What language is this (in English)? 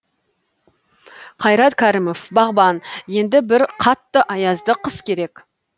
Kazakh